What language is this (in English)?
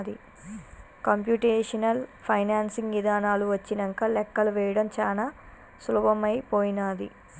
Telugu